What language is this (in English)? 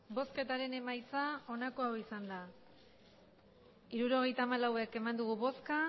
Basque